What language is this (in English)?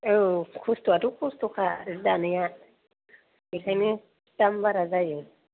Bodo